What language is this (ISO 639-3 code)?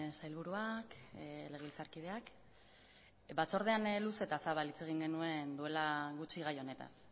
eus